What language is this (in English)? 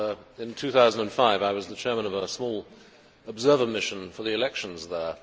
English